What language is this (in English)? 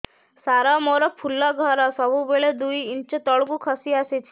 Odia